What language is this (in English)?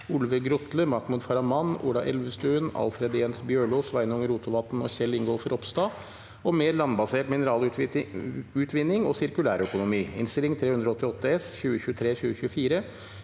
Norwegian